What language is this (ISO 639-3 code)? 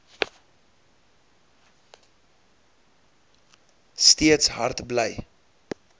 afr